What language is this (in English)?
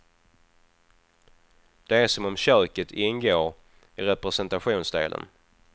Swedish